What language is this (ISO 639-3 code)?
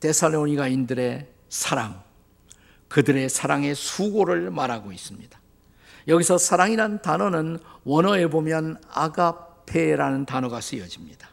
kor